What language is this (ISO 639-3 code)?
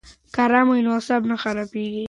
pus